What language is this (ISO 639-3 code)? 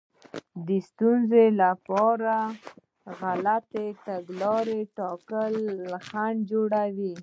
pus